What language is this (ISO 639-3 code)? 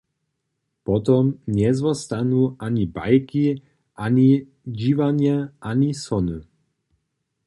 hsb